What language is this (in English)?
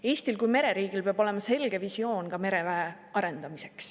Estonian